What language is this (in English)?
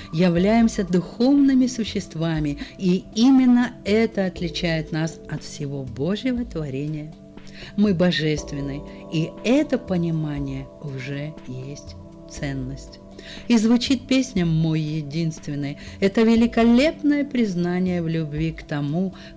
Russian